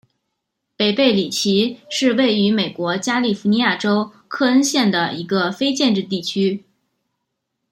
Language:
Chinese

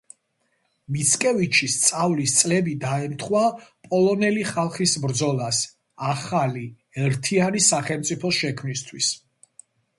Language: Georgian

